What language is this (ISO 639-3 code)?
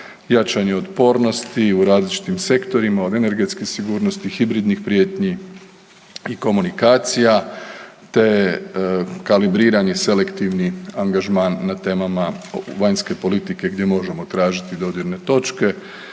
hrv